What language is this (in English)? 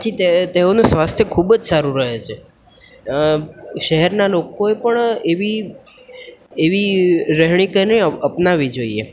Gujarati